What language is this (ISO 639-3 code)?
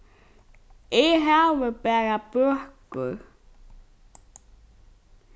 fao